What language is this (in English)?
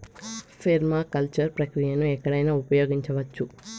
Telugu